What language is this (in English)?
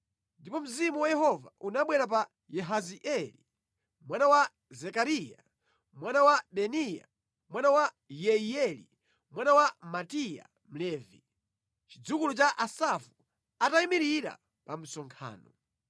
Nyanja